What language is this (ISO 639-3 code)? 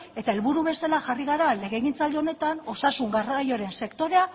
eus